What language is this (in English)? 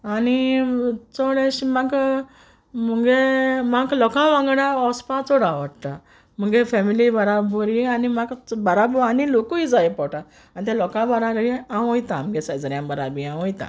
Konkani